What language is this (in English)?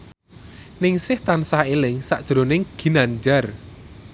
Javanese